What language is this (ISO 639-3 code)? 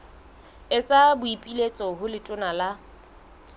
sot